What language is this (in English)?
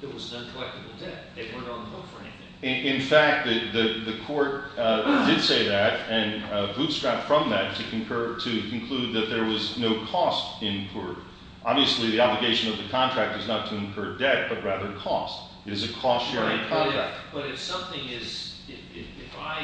English